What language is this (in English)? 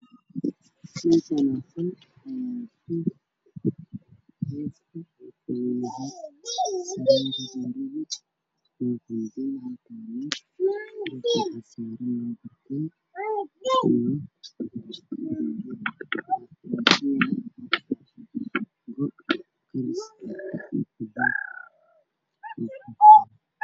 Somali